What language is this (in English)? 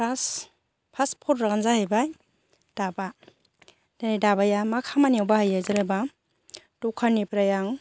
Bodo